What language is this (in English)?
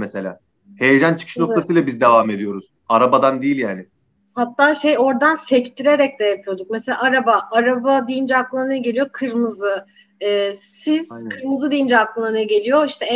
Turkish